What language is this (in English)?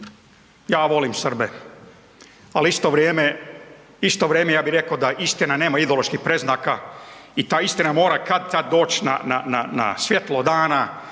Croatian